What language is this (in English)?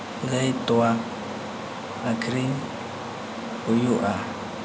Santali